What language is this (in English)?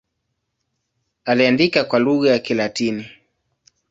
Swahili